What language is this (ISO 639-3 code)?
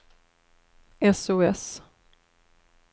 swe